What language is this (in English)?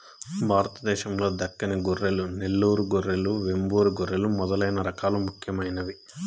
Telugu